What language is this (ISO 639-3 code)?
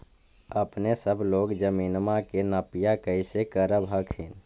mag